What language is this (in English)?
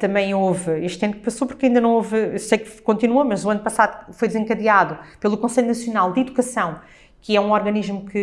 Portuguese